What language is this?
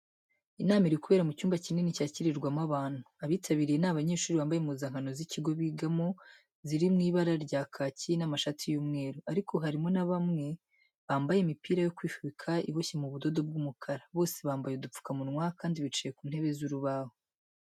Kinyarwanda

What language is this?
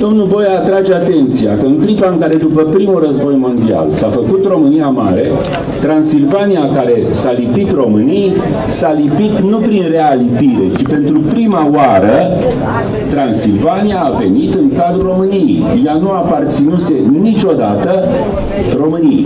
Romanian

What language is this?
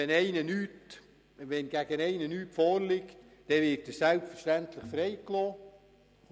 Swiss German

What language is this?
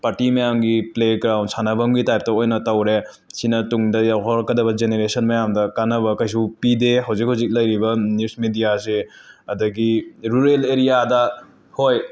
Manipuri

